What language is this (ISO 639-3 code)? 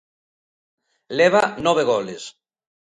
glg